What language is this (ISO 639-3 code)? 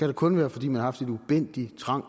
dan